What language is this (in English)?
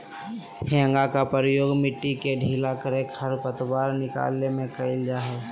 Magahi